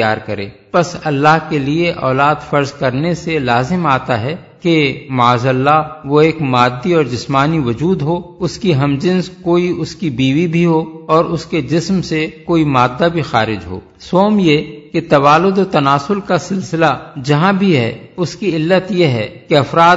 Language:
Urdu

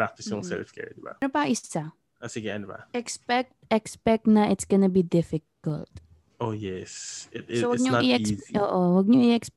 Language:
Filipino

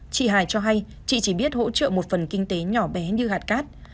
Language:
Vietnamese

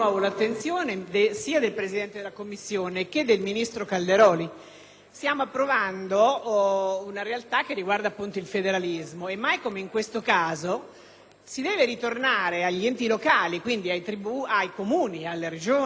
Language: Italian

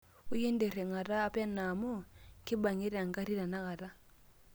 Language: Masai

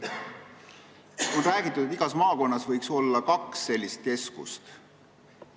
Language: Estonian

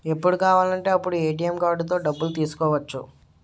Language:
Telugu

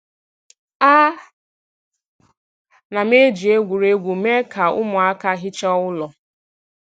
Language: Igbo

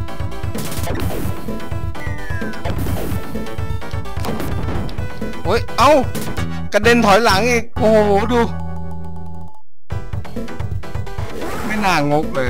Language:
Thai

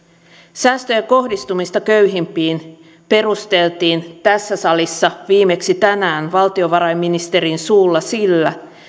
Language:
Finnish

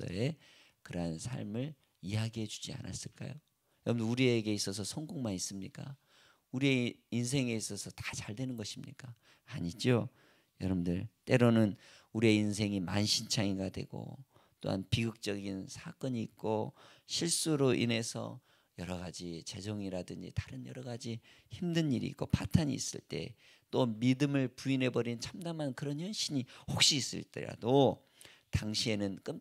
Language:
Korean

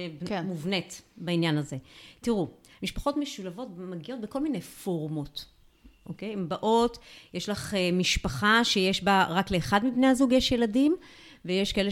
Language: Hebrew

